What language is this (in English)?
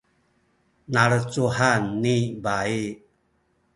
Sakizaya